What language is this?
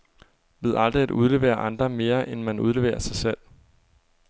Danish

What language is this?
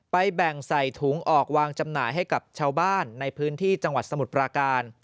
Thai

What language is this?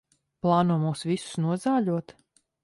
Latvian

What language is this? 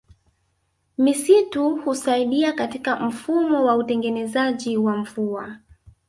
Swahili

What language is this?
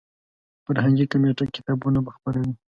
Pashto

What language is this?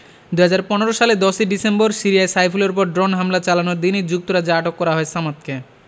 Bangla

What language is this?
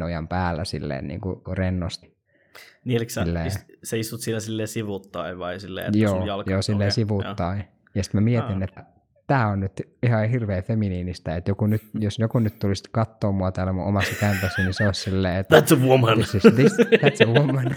Finnish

